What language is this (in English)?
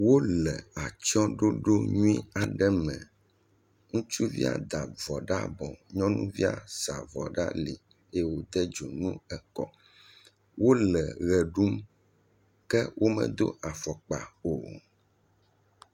Ewe